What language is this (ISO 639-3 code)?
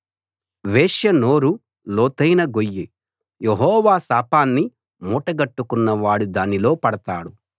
tel